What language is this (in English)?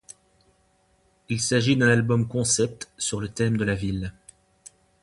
French